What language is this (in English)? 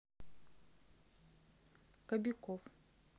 Russian